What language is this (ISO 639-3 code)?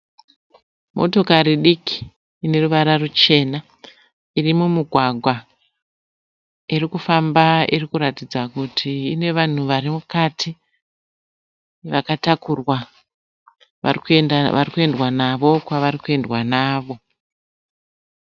sna